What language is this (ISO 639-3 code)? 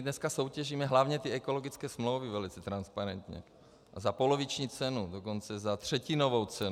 ces